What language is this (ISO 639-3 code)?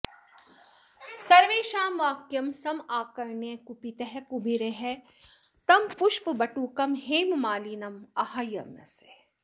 san